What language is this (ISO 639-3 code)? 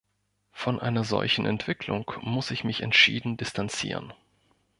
deu